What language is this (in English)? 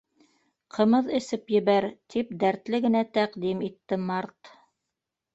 Bashkir